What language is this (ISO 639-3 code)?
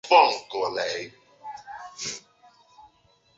zho